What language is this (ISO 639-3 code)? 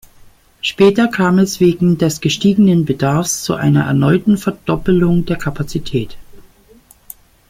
deu